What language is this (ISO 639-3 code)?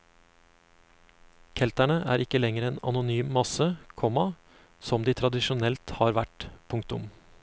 nor